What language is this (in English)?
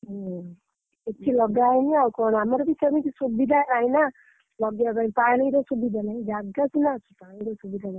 Odia